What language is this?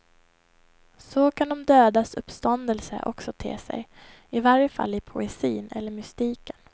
Swedish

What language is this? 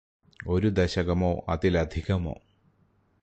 Malayalam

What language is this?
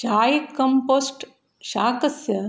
Sanskrit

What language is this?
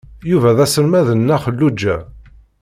Kabyle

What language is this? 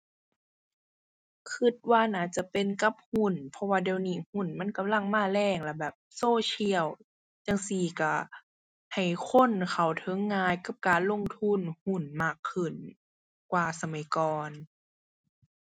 Thai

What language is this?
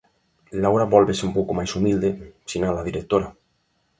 Galician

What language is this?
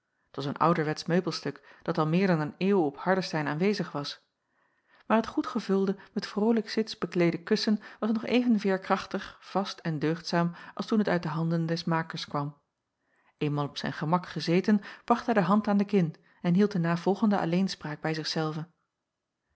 Dutch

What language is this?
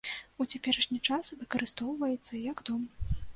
Belarusian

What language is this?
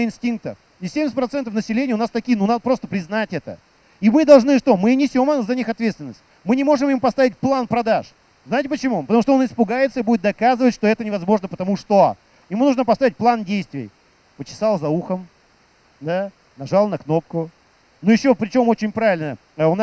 Russian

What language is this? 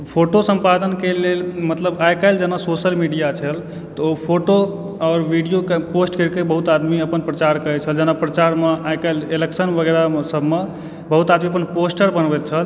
Maithili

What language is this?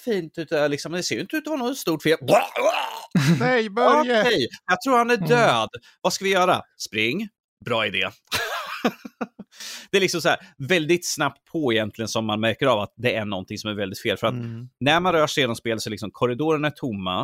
Swedish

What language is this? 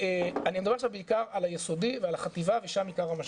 Hebrew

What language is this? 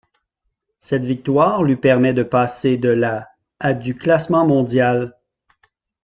French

